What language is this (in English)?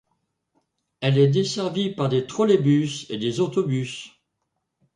French